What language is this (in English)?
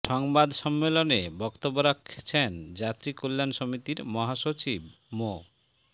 Bangla